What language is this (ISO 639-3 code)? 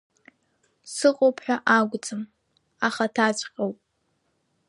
abk